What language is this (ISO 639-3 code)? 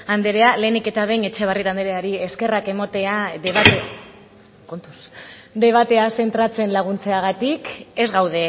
eus